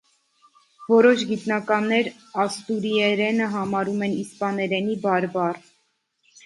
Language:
Armenian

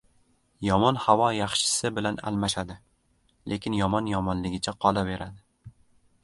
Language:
Uzbek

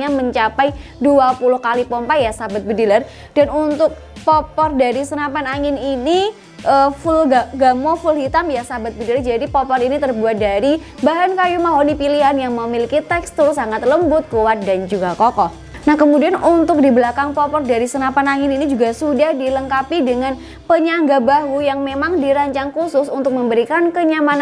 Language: Indonesian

